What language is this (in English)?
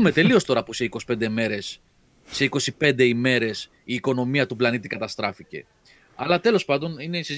Greek